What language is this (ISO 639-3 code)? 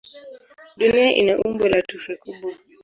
swa